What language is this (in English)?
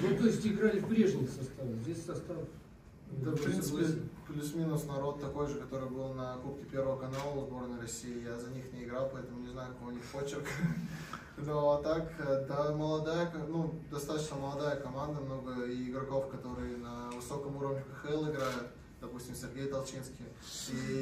Russian